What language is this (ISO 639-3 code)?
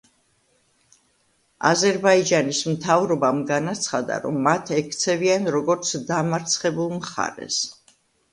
kat